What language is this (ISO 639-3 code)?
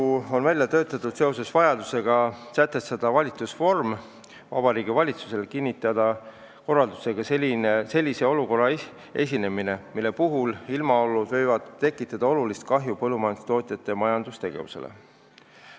est